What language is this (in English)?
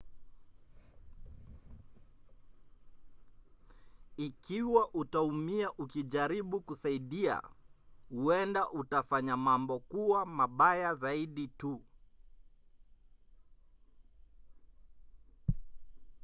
Swahili